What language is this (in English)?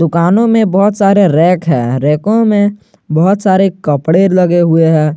Hindi